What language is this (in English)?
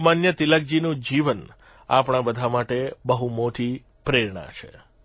Gujarati